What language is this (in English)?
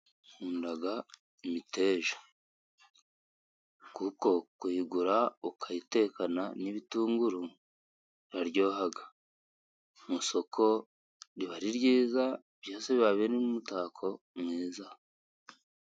Kinyarwanda